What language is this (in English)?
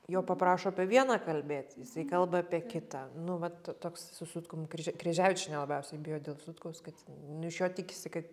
Lithuanian